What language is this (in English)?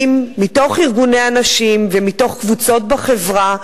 Hebrew